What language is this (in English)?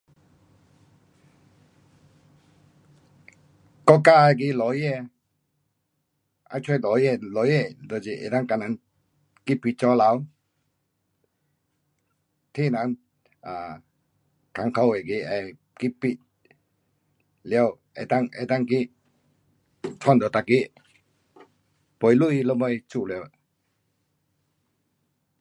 Pu-Xian Chinese